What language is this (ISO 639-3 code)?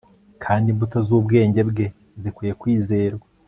kin